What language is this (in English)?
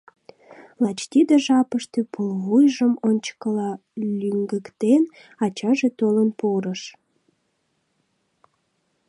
Mari